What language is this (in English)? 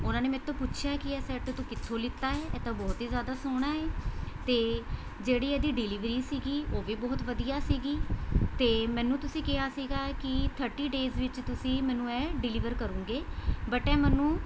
Punjabi